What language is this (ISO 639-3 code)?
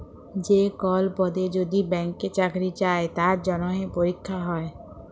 ben